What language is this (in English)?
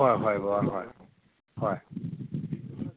Manipuri